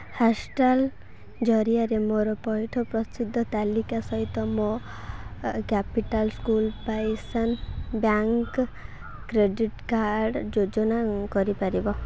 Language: Odia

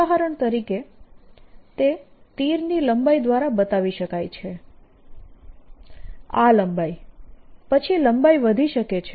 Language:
Gujarati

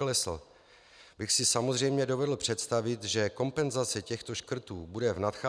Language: Czech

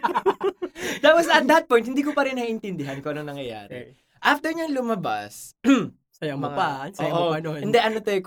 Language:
Filipino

